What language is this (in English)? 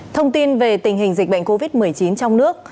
Vietnamese